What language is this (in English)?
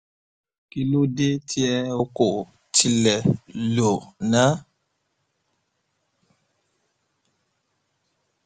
Yoruba